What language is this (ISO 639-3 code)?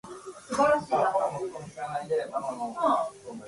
jpn